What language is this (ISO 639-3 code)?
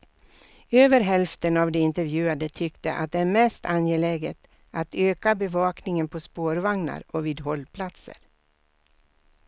swe